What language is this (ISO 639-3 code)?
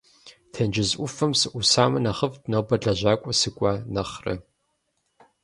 kbd